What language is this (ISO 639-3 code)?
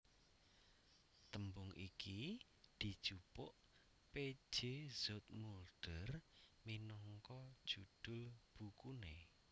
jav